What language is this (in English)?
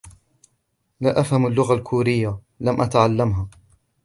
Arabic